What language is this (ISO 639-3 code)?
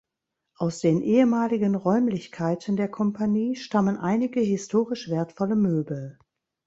deu